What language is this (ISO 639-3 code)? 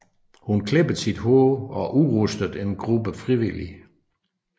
dan